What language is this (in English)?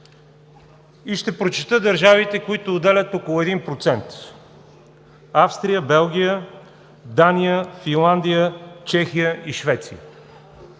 Bulgarian